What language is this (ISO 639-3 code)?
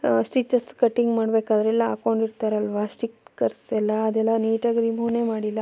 kan